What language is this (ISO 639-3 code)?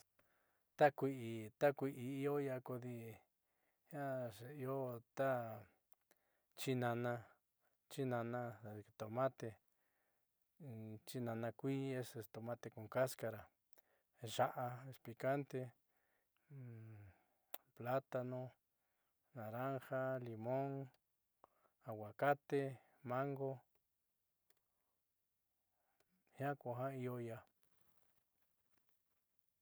mxy